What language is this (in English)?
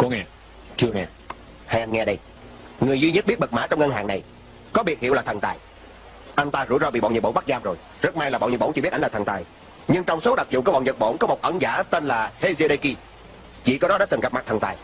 Vietnamese